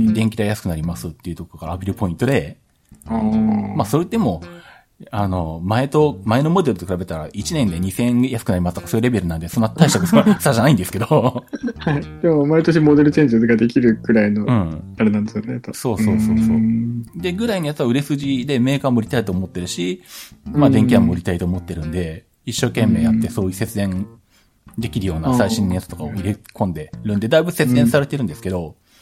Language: Japanese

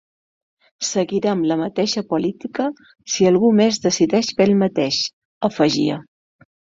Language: Catalan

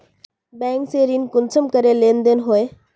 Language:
Magahi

